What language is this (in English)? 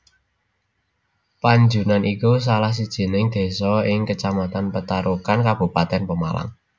Javanese